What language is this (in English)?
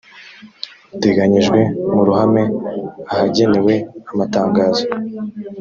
Kinyarwanda